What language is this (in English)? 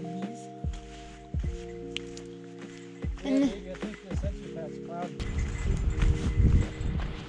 English